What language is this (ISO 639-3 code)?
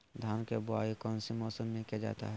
mag